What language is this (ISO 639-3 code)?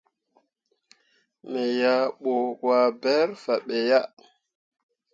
mua